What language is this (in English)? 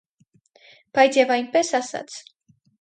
Armenian